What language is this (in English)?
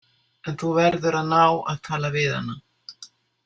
Icelandic